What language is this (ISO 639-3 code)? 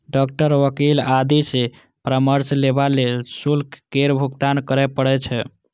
mai